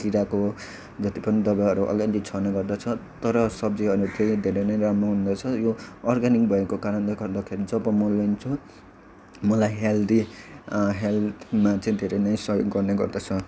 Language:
Nepali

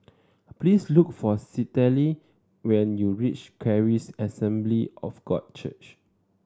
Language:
English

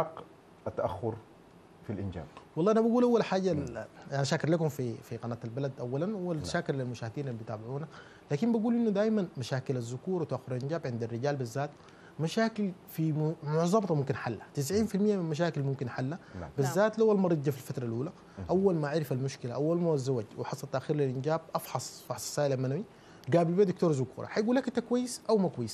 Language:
Arabic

